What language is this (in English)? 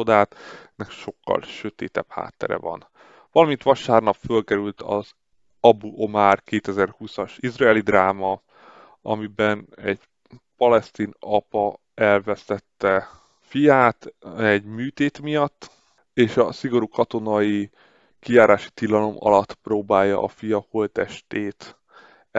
Hungarian